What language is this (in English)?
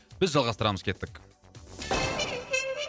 Kazakh